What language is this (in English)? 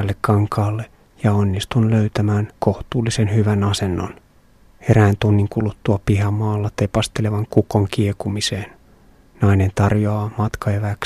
Finnish